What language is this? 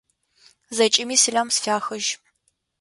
Adyghe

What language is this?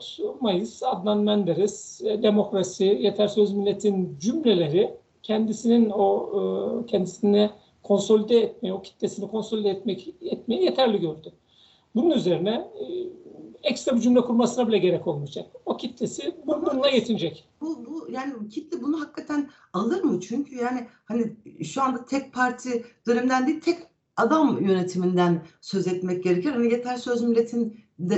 Turkish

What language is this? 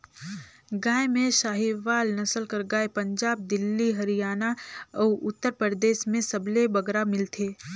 Chhattisgarhi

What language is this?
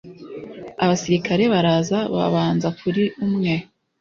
Kinyarwanda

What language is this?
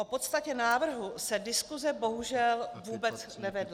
Czech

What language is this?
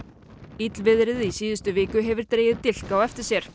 Icelandic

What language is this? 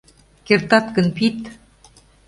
Mari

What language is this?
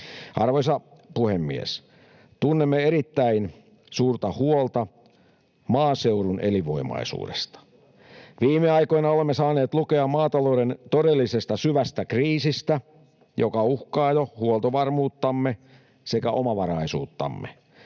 Finnish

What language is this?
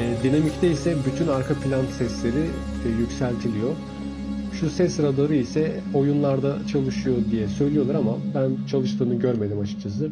Turkish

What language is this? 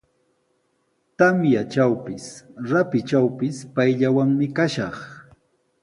Sihuas Ancash Quechua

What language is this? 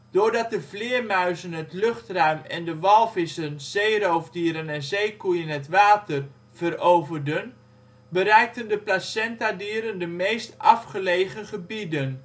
Dutch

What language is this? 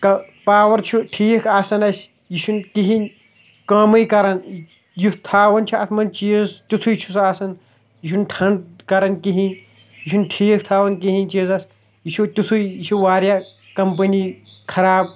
Kashmiri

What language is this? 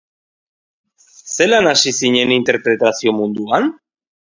Basque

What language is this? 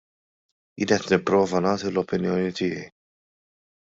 Maltese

